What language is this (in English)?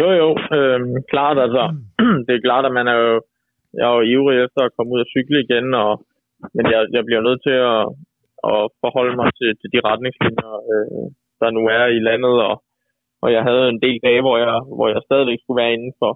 Danish